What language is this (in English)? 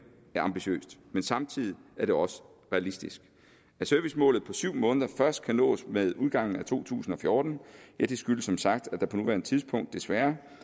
Danish